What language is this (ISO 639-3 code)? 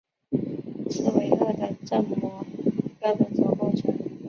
zho